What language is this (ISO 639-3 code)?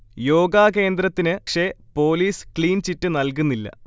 mal